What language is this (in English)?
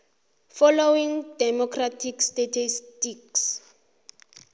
South Ndebele